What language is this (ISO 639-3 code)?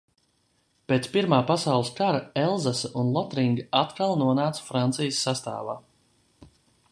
lav